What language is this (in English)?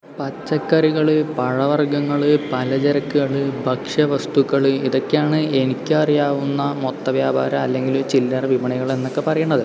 Malayalam